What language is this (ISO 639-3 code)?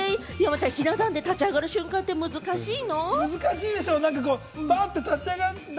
jpn